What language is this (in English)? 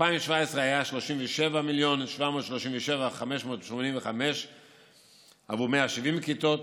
Hebrew